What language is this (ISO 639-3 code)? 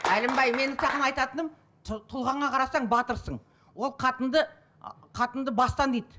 kaz